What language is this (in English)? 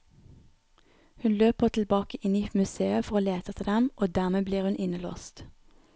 Norwegian